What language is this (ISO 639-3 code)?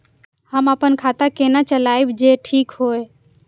mai